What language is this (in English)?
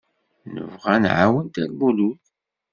Kabyle